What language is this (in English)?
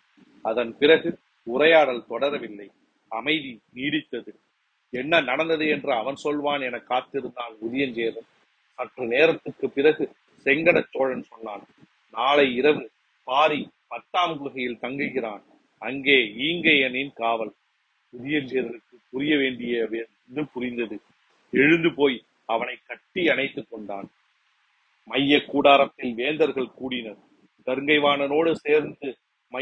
Tamil